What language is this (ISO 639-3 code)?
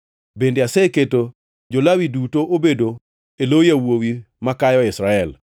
luo